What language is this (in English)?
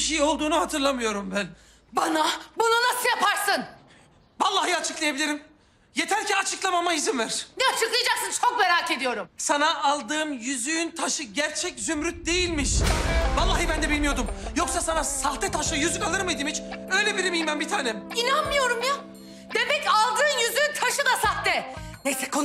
Turkish